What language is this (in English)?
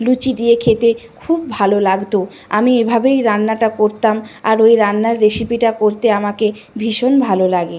Bangla